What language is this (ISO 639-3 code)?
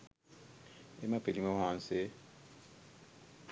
sin